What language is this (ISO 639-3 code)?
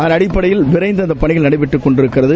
tam